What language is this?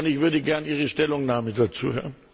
German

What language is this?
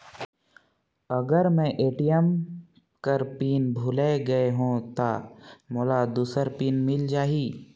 Chhattisgarhi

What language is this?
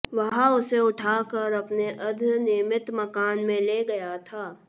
Hindi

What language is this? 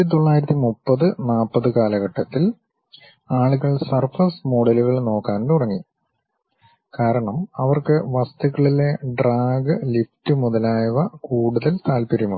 Malayalam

